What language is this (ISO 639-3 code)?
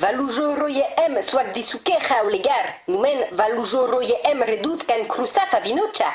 fra